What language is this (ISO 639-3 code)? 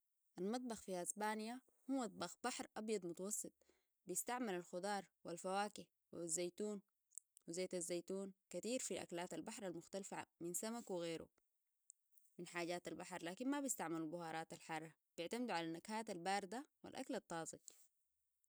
apd